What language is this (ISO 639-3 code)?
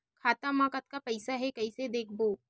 hne